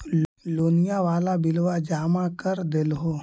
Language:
Magahi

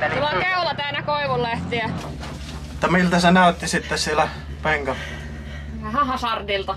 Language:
Finnish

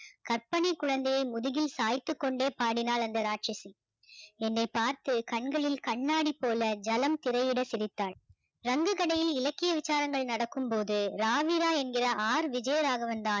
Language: Tamil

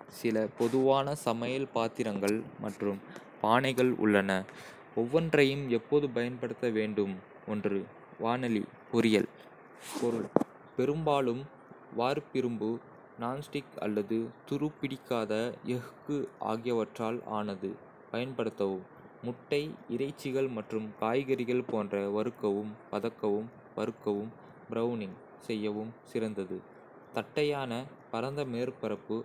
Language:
Kota (India)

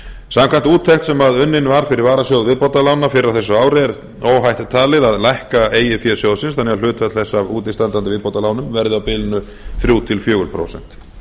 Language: Icelandic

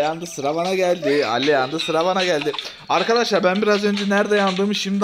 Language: Turkish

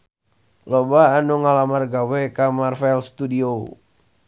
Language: Sundanese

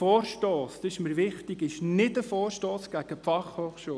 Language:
Swiss German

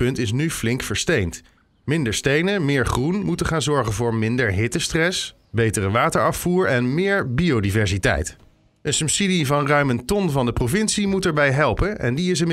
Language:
Dutch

